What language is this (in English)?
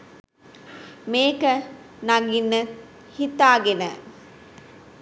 Sinhala